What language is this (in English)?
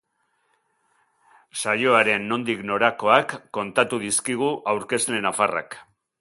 Basque